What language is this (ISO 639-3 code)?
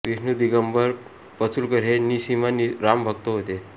mar